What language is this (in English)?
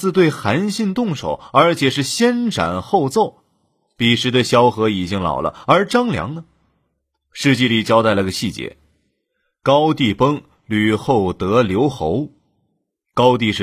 Chinese